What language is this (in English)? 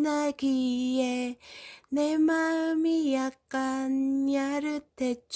Korean